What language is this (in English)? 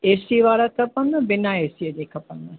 Sindhi